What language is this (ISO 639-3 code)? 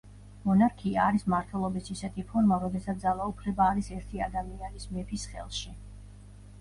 kat